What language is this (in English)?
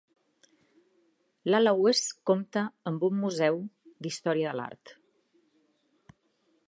Catalan